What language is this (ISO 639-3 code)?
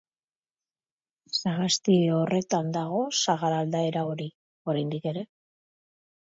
eus